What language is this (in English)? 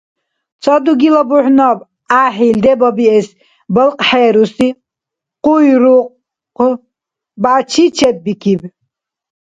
Dargwa